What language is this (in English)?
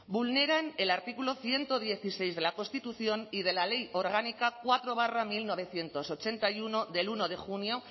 Spanish